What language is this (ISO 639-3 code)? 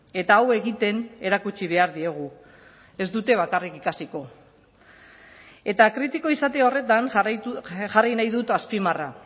eus